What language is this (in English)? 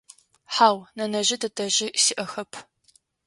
Adyghe